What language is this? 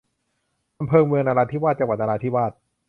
Thai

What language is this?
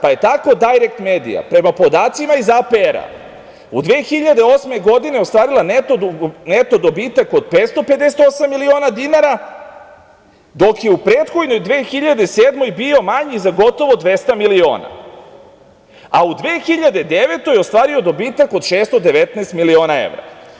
Serbian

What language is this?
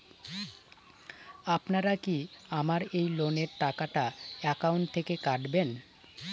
Bangla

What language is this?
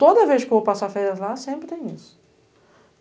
Portuguese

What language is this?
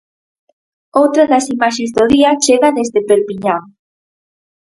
Galician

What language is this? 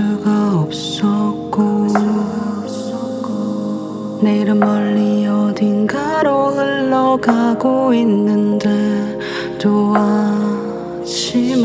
Korean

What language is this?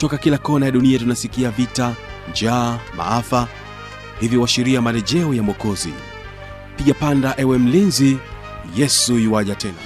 Swahili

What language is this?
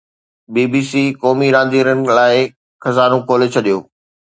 Sindhi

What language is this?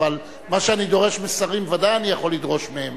Hebrew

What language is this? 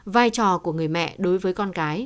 Vietnamese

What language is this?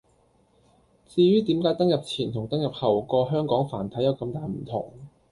Cantonese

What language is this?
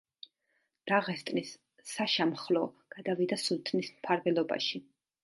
Georgian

